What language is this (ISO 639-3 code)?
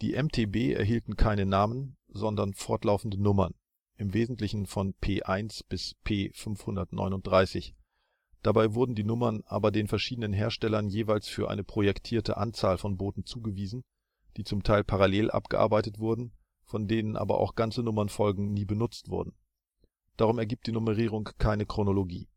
deu